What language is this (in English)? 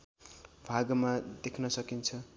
Nepali